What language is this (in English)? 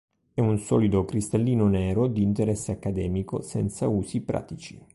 Italian